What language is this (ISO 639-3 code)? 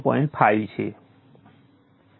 guj